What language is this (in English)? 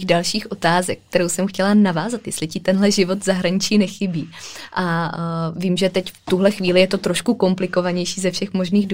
Czech